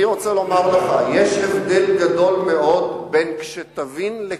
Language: Hebrew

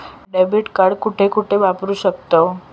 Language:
Marathi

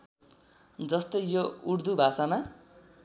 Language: Nepali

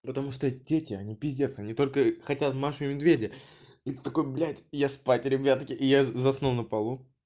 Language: Russian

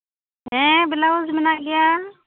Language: Santali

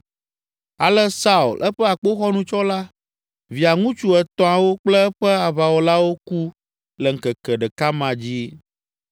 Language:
Ewe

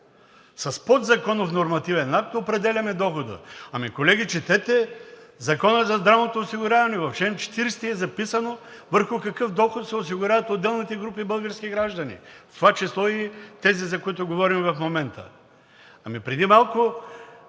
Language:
Bulgarian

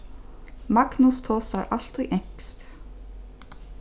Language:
Faroese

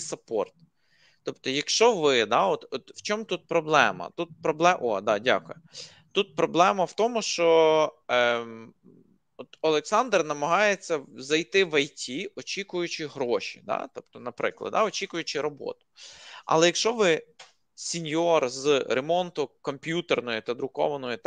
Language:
Ukrainian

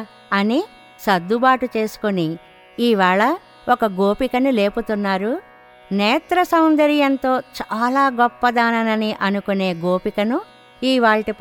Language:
Telugu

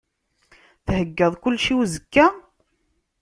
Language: Kabyle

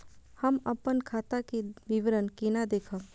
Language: Maithili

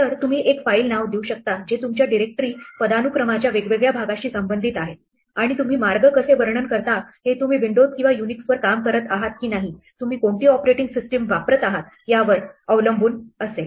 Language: Marathi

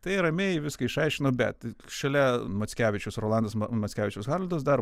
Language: Lithuanian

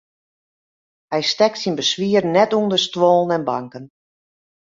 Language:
Western Frisian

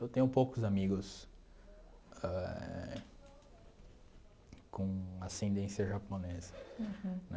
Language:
Portuguese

